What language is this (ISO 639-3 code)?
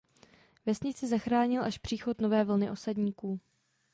ces